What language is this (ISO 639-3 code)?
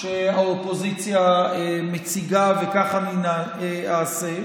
heb